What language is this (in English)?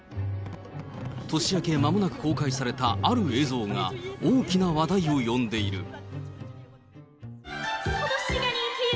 Japanese